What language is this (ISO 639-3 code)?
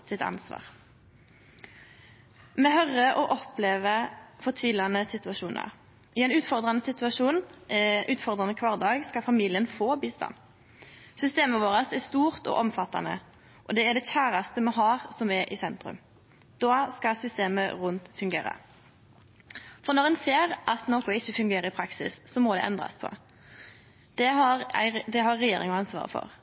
nno